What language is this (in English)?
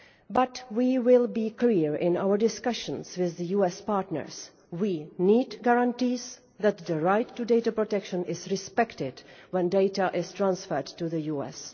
English